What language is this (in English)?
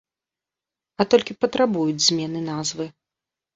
Belarusian